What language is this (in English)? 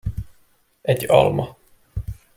Hungarian